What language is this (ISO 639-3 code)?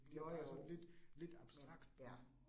dan